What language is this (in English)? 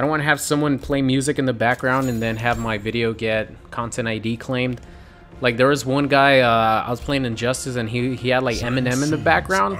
English